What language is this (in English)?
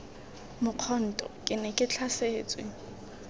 Tswana